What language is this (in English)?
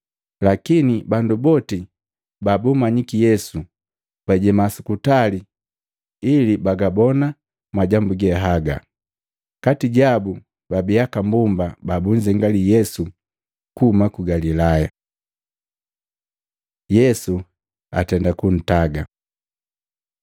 Matengo